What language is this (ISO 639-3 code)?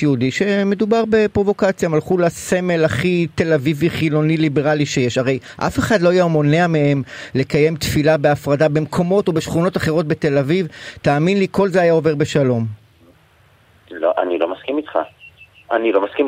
heb